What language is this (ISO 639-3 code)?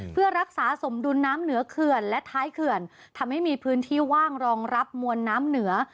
tha